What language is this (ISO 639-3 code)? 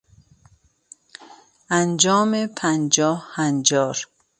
fas